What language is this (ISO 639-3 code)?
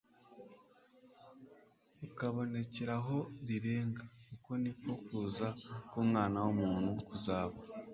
kin